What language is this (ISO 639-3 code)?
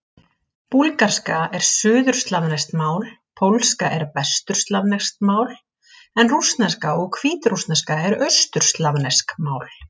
isl